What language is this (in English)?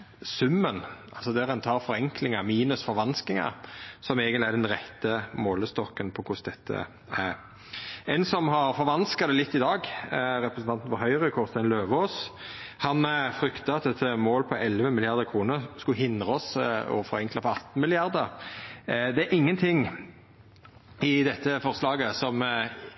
Norwegian Nynorsk